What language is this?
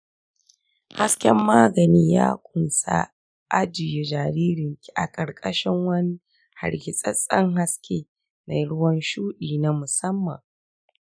Hausa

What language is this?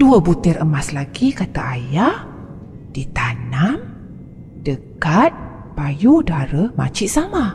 Malay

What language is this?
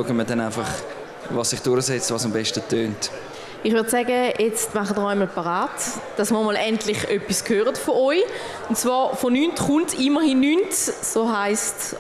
German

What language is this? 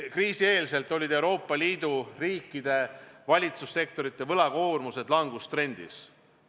Estonian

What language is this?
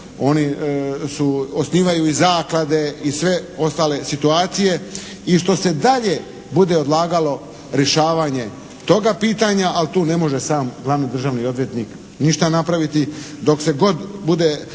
Croatian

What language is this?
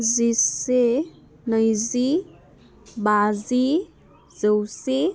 Bodo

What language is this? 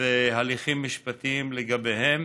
Hebrew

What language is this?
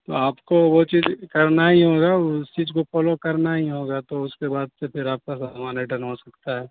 Urdu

